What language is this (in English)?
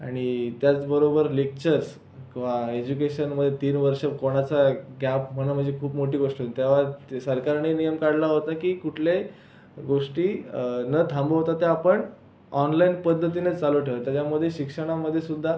Marathi